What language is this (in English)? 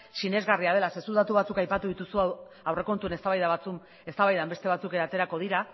Basque